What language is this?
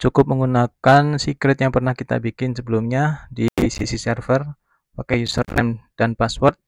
Indonesian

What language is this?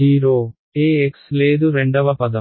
Telugu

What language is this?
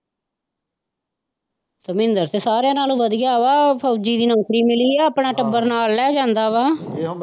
Punjabi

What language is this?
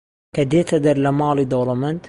Central Kurdish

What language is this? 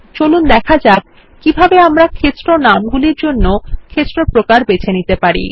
Bangla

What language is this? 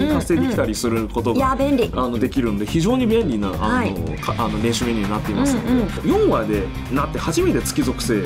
Japanese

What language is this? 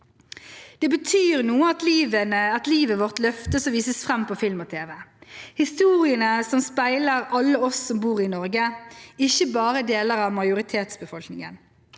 Norwegian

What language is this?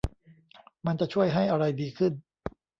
Thai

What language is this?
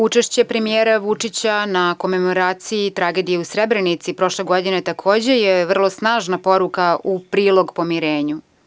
Serbian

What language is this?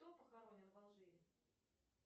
Russian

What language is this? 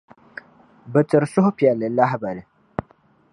Dagbani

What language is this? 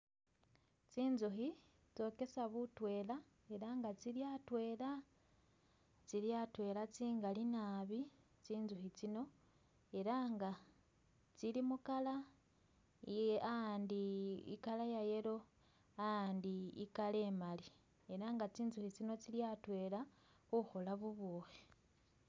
Masaaba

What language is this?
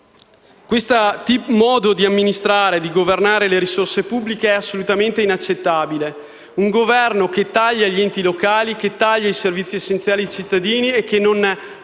Italian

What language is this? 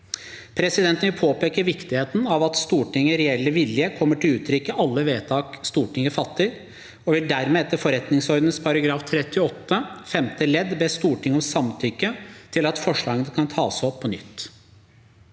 Norwegian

